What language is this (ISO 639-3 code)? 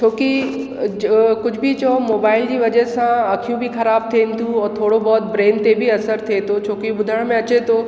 snd